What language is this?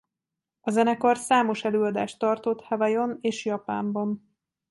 Hungarian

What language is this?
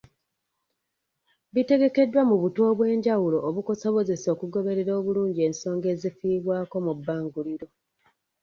Ganda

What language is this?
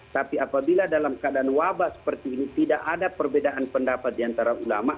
Indonesian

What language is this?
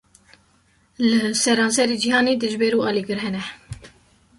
Kurdish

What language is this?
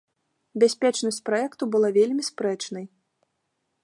Belarusian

